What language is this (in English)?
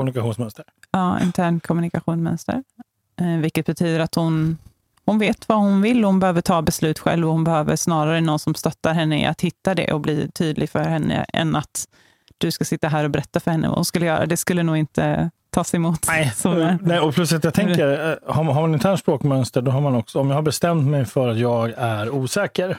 Swedish